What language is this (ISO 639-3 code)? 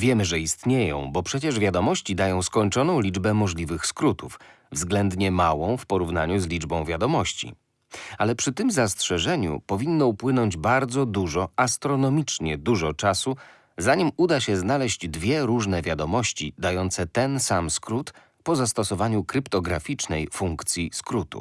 pol